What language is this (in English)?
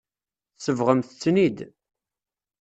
Kabyle